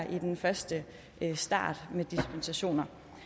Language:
Danish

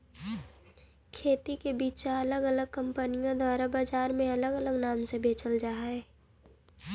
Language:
Magahi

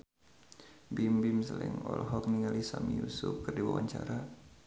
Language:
Sundanese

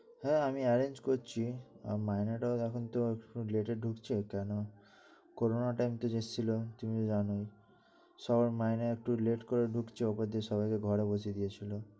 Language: Bangla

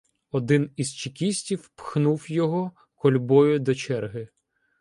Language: Ukrainian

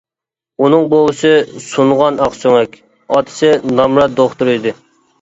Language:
Uyghur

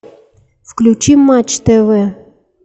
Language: Russian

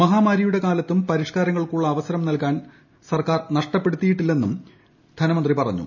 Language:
Malayalam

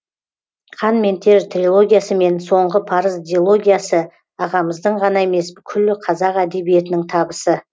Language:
Kazakh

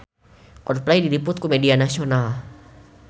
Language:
Sundanese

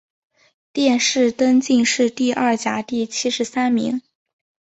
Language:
Chinese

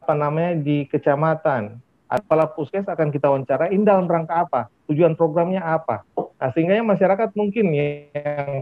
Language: Indonesian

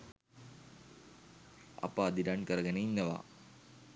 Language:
Sinhala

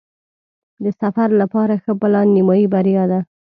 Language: Pashto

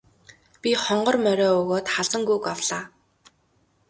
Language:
Mongolian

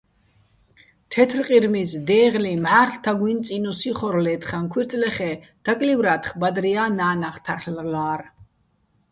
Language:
Bats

